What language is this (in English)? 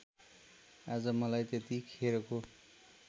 Nepali